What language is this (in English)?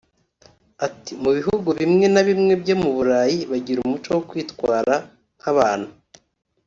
Kinyarwanda